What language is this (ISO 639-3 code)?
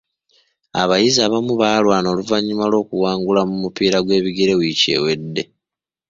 lug